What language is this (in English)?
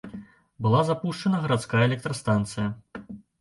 Belarusian